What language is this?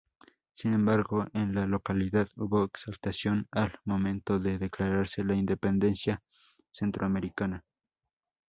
Spanish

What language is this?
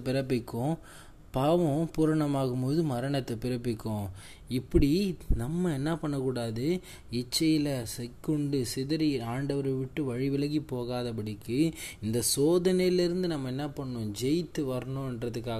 Tamil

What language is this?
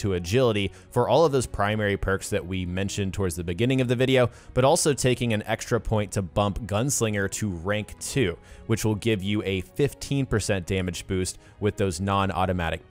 English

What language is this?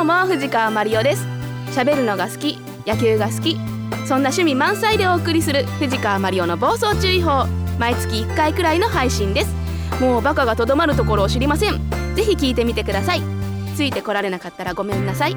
Japanese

